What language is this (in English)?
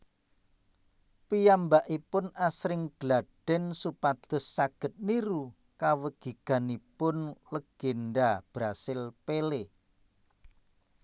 Javanese